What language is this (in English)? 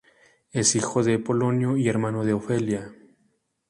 Spanish